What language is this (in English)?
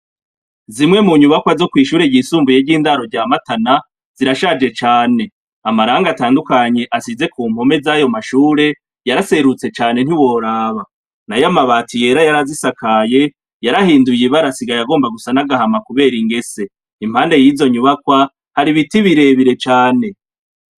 Rundi